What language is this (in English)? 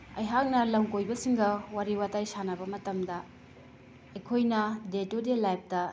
Manipuri